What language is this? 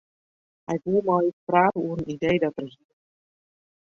Western Frisian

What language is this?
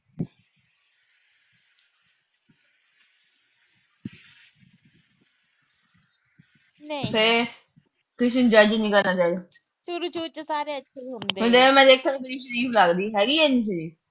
Punjabi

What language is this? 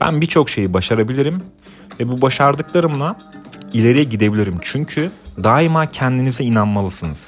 Turkish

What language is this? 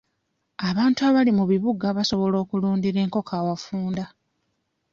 Ganda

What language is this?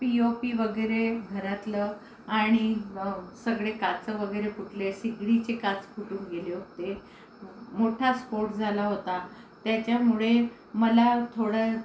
Marathi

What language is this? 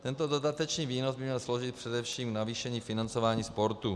Czech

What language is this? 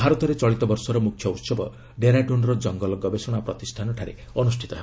Odia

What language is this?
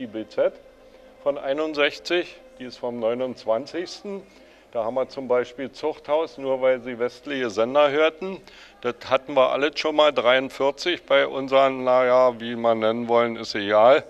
German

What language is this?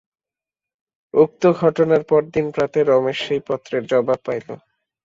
Bangla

